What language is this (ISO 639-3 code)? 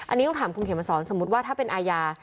tha